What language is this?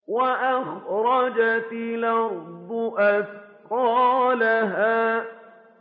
Arabic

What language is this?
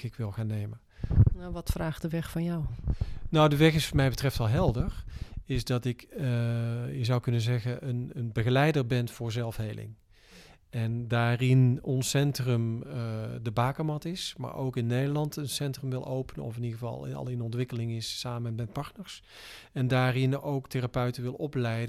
Dutch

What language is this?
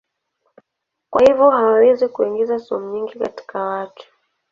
Swahili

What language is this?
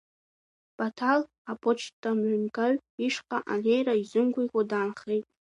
Abkhazian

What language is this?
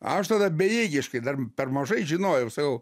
Lithuanian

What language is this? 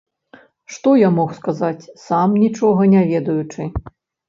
Belarusian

